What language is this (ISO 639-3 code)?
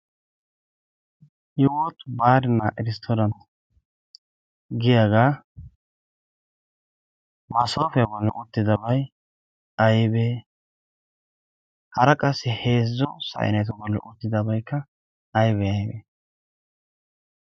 wal